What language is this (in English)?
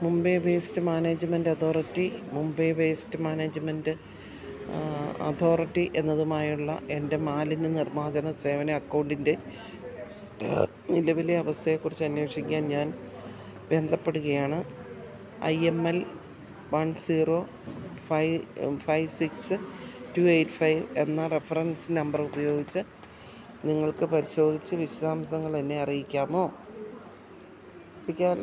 Malayalam